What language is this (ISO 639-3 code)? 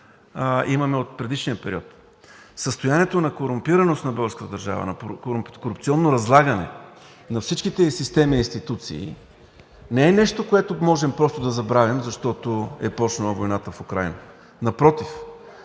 bul